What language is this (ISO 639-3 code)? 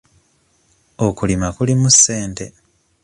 lug